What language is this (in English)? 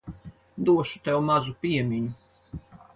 Latvian